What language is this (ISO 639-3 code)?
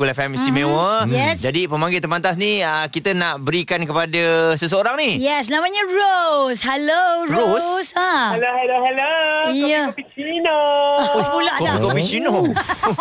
msa